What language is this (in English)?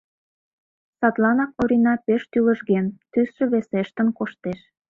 Mari